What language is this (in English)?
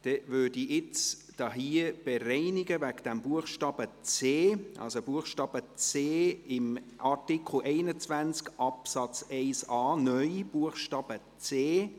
Swiss German